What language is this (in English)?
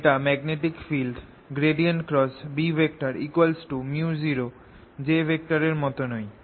Bangla